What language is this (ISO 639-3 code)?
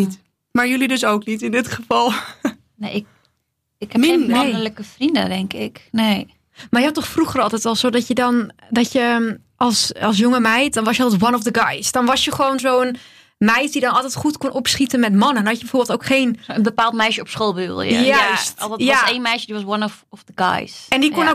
nld